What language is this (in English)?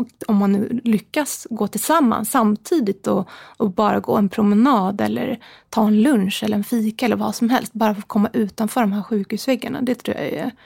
Swedish